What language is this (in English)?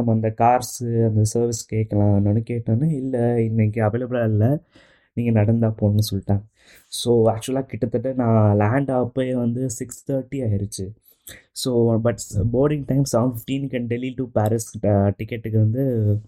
Tamil